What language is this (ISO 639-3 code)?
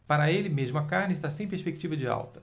por